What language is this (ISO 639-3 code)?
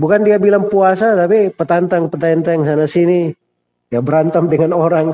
ind